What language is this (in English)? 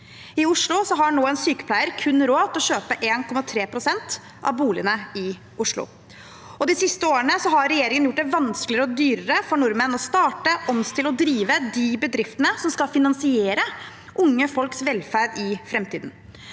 Norwegian